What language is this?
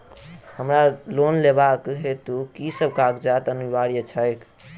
Maithili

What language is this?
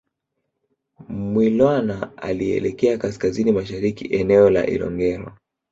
Swahili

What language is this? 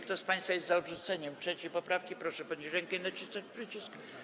Polish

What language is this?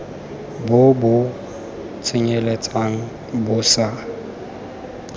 Tswana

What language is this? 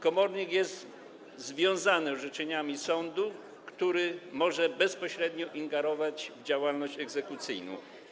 Polish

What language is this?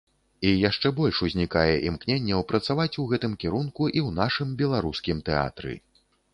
Belarusian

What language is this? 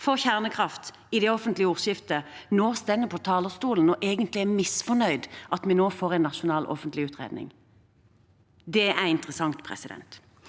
Norwegian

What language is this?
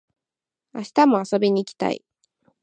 Japanese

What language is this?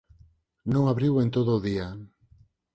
Galician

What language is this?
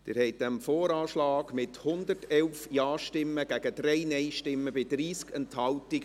Swiss German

